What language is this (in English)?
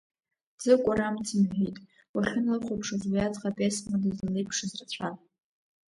Abkhazian